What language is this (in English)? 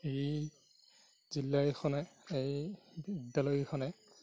Assamese